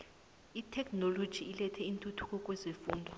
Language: South Ndebele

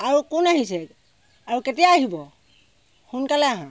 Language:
Assamese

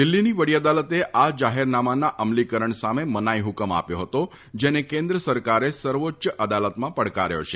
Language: Gujarati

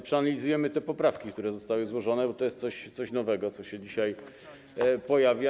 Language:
Polish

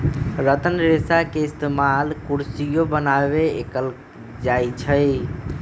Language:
Magahi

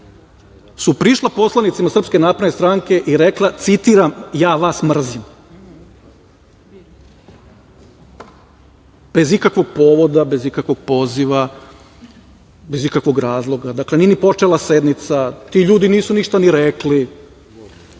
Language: Serbian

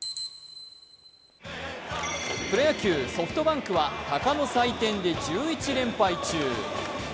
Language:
Japanese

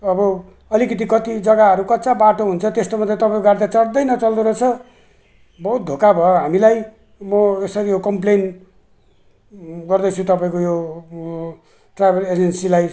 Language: Nepali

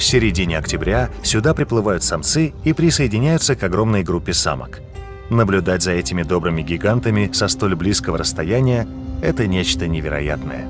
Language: Russian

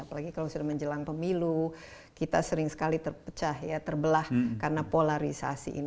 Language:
Indonesian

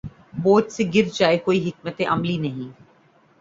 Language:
Urdu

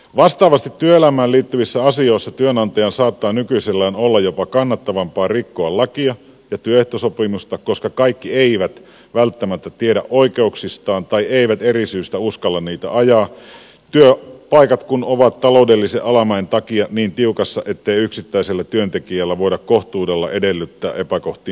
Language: Finnish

